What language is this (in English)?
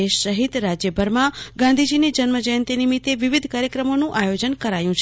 Gujarati